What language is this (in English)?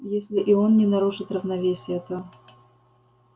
Russian